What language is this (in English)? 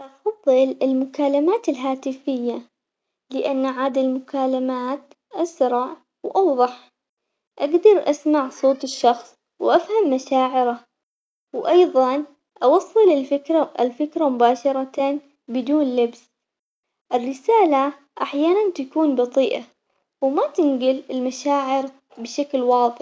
Omani Arabic